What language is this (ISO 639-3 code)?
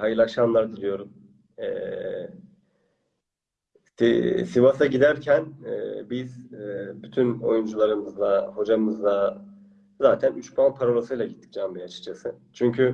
tur